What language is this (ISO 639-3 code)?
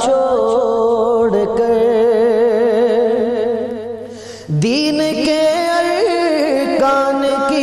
urd